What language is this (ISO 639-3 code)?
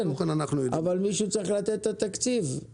heb